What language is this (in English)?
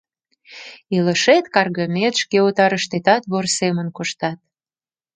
Mari